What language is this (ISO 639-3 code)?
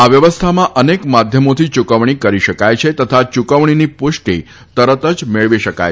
guj